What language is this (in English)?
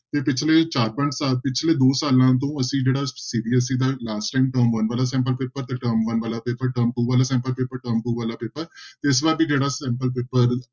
Punjabi